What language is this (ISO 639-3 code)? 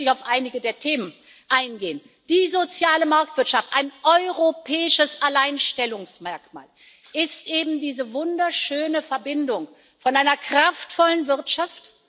deu